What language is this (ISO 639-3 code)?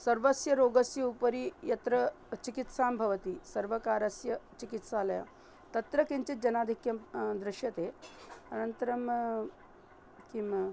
san